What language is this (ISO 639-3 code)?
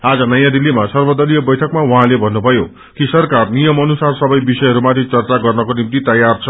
nep